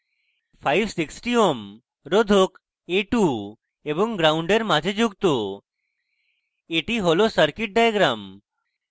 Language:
Bangla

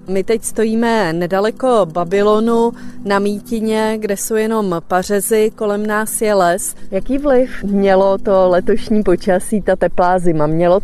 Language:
Czech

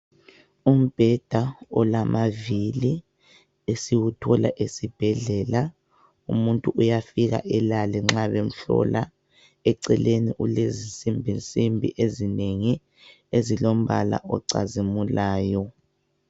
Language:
North Ndebele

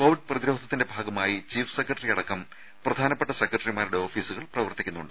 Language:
Malayalam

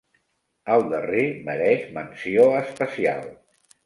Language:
Catalan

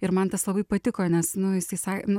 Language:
Lithuanian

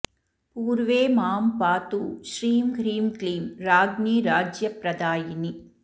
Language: Sanskrit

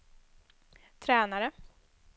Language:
Swedish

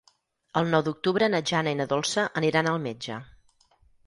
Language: Catalan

